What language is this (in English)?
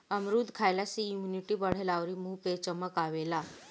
Bhojpuri